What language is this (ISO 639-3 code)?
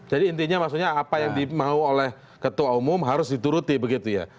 ind